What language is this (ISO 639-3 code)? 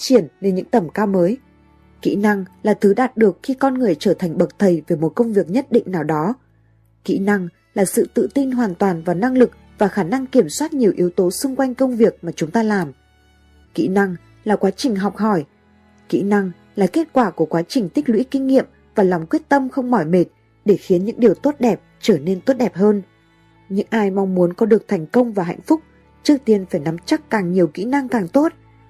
vie